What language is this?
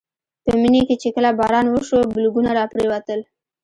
Pashto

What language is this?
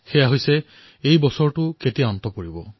Assamese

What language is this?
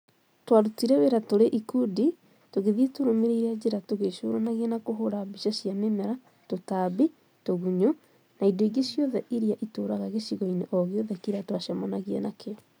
Kikuyu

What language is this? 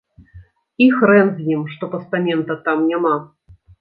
Belarusian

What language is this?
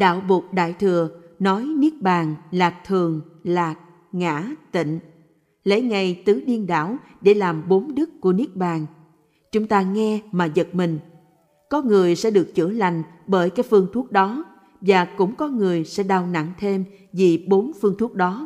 Vietnamese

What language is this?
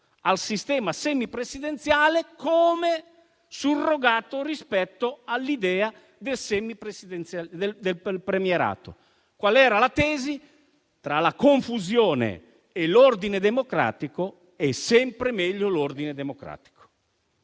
Italian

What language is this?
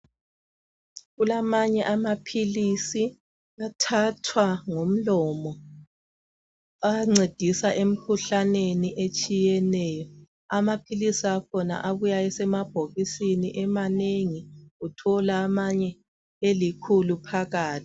North Ndebele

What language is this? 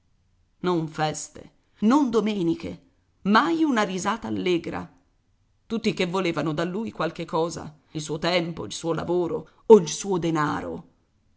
Italian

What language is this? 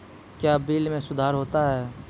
Maithili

